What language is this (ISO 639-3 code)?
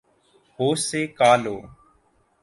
urd